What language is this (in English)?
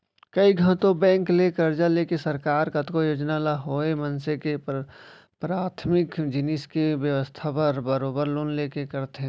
Chhattisgarhi